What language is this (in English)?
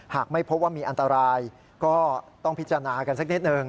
Thai